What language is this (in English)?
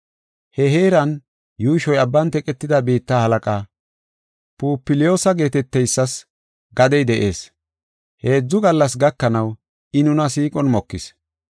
Gofa